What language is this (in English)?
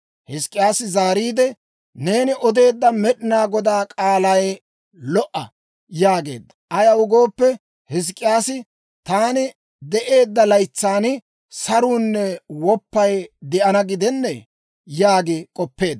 Dawro